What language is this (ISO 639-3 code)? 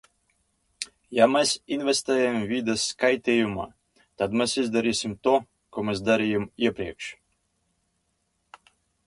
lav